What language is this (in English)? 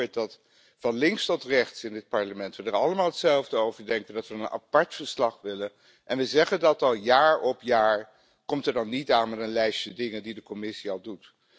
Dutch